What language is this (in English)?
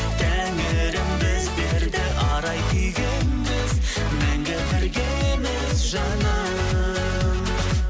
Kazakh